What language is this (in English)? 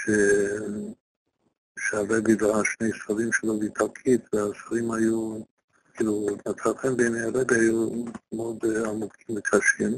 Hebrew